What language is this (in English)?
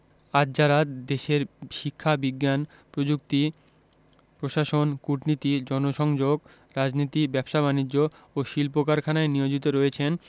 Bangla